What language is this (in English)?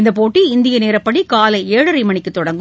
Tamil